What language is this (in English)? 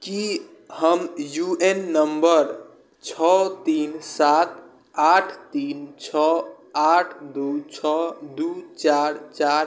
Maithili